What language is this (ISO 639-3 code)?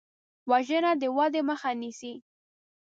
pus